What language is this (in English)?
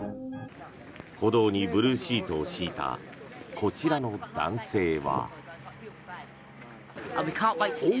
Japanese